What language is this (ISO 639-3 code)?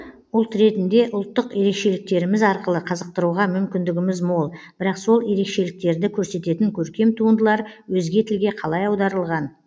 kaz